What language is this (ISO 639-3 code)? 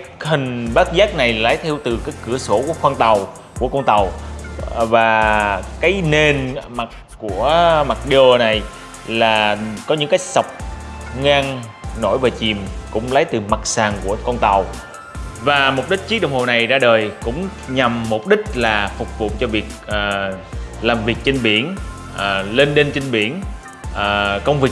vie